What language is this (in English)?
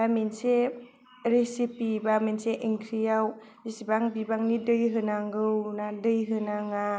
Bodo